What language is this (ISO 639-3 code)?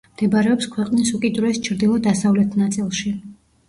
kat